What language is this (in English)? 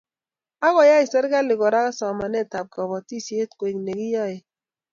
Kalenjin